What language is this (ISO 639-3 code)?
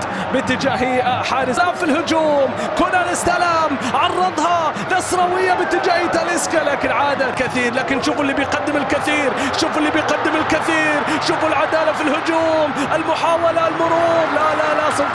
ara